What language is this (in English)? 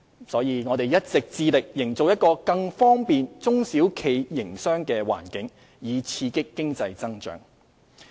Cantonese